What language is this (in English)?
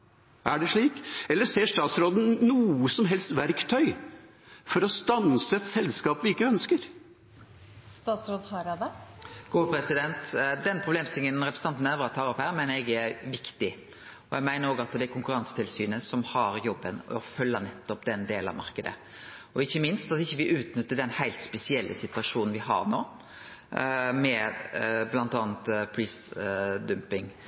Norwegian